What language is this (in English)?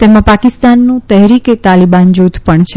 Gujarati